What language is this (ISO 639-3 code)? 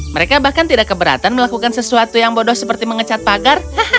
ind